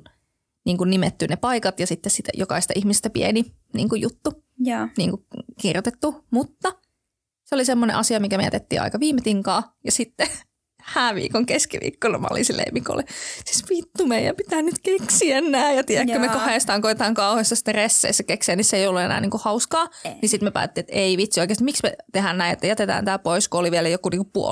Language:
Finnish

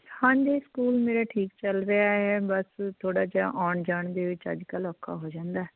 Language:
Punjabi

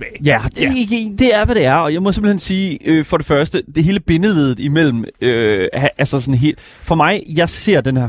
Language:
Danish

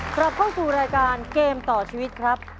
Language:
Thai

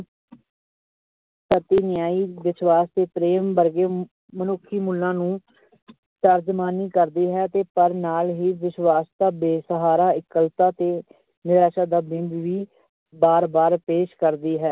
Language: Punjabi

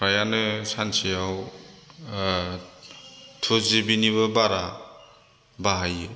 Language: Bodo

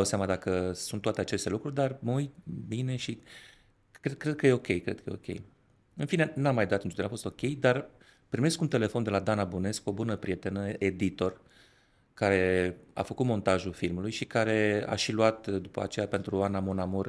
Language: Romanian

